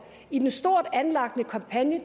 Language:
Danish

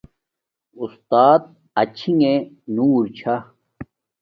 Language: Domaaki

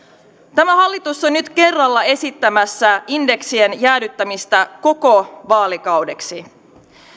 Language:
Finnish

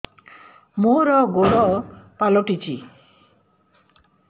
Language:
Odia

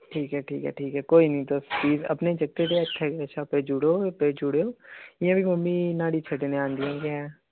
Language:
Dogri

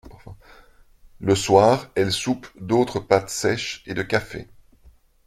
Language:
French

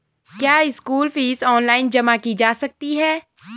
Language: Hindi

